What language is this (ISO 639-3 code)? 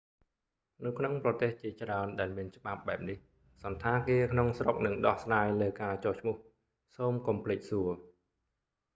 khm